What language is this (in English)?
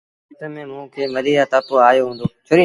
Sindhi Bhil